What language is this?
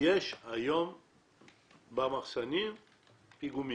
Hebrew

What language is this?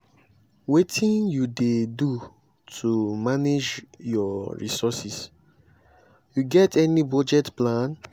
Nigerian Pidgin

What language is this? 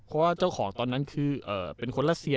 Thai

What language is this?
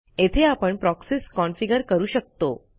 Marathi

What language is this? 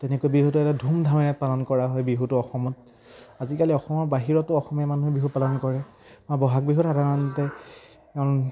Assamese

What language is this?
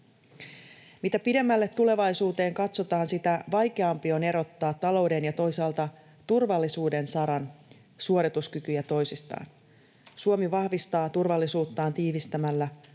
Finnish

